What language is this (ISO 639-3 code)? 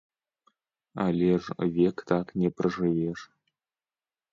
bel